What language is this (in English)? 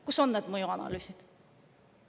Estonian